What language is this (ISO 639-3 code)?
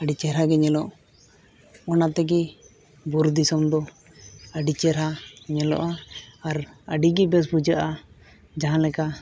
sat